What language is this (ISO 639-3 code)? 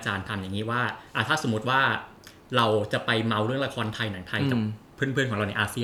tha